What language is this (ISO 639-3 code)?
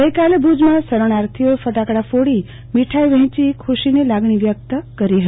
guj